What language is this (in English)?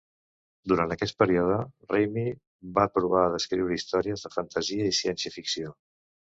Catalan